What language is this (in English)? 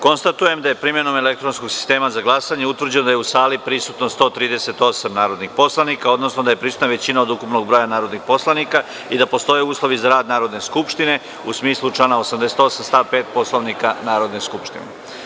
Serbian